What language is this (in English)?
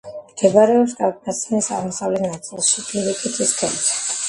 Georgian